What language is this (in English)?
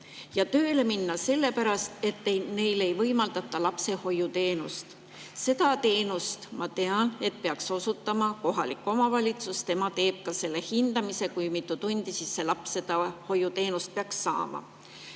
Estonian